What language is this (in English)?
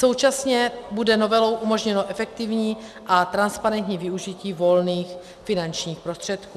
Czech